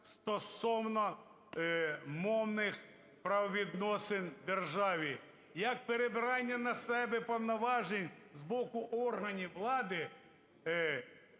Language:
Ukrainian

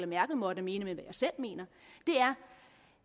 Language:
Danish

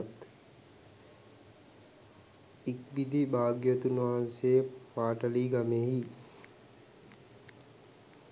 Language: Sinhala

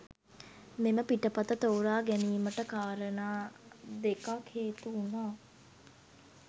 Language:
Sinhala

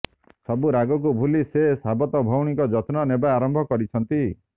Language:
Odia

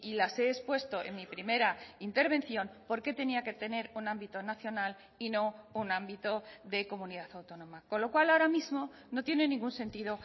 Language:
Spanish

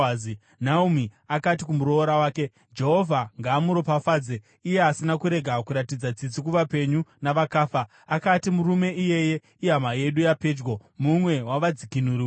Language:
Shona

